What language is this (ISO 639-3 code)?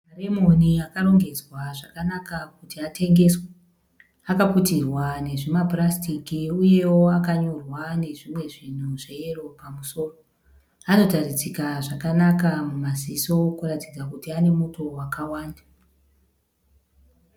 sna